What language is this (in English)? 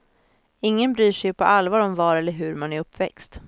Swedish